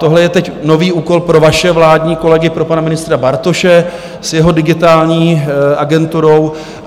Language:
Czech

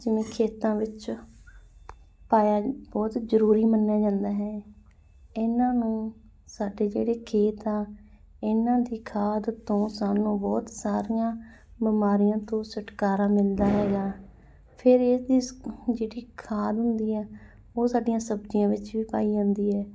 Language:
Punjabi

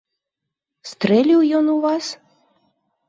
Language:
Belarusian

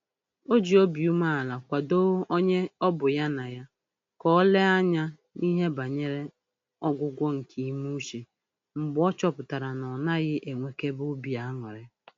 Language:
Igbo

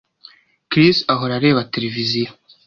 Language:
Kinyarwanda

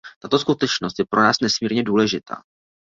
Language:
Czech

